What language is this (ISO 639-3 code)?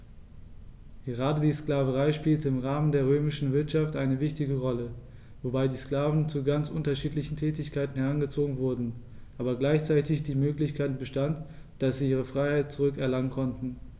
deu